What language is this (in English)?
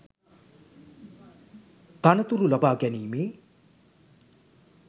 Sinhala